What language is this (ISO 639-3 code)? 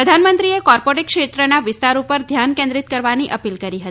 guj